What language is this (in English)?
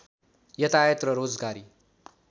Nepali